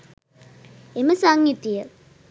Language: Sinhala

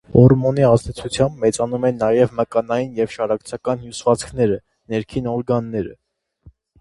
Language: Armenian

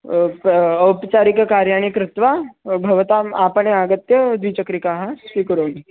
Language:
Sanskrit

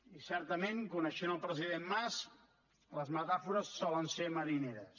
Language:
Catalan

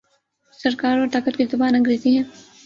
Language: Urdu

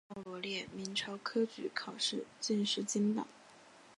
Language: Chinese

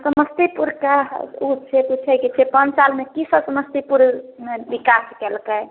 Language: Maithili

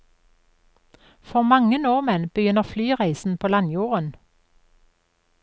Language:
Norwegian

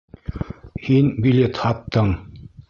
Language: Bashkir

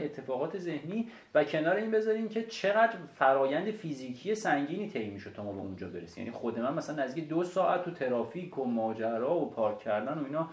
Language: Persian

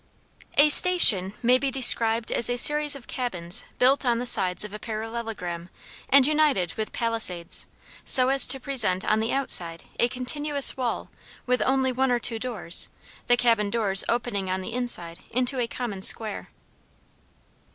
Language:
English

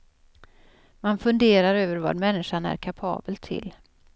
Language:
Swedish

